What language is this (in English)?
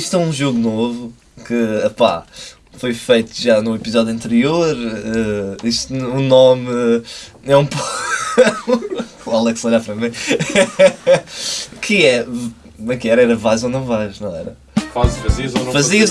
Portuguese